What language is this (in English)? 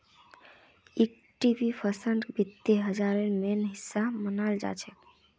Magahi